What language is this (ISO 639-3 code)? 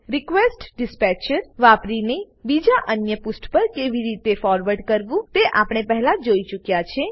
guj